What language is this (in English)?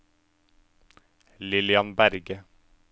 Norwegian